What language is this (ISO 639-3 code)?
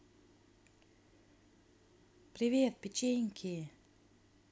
rus